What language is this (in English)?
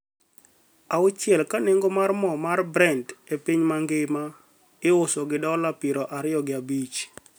Luo (Kenya and Tanzania)